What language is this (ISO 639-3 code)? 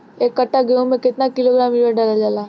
bho